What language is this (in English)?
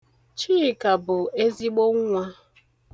Igbo